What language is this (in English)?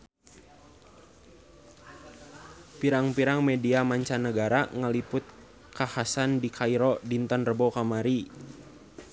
Sundanese